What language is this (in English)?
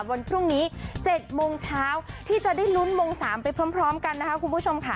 Thai